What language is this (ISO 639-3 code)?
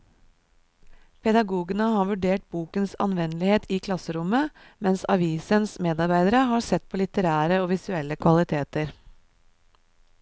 nor